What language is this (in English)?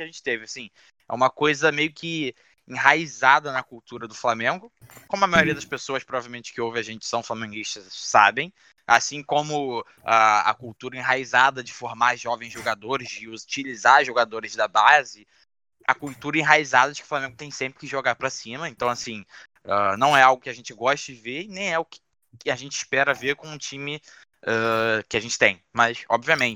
Portuguese